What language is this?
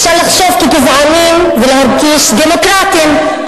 Hebrew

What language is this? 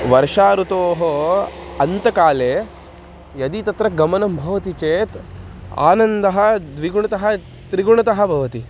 Sanskrit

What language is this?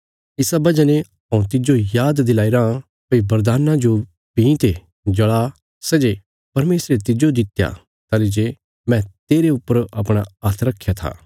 Bilaspuri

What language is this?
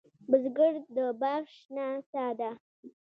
Pashto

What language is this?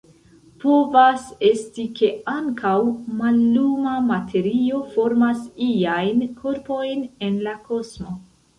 Esperanto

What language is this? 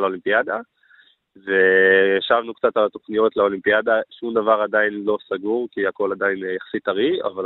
Hebrew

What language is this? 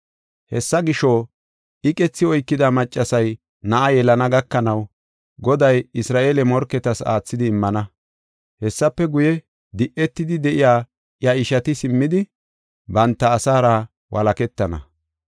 Gofa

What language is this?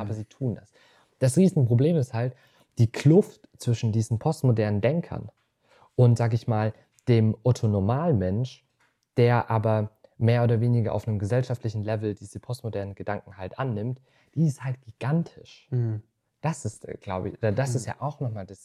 German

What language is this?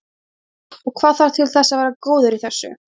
Icelandic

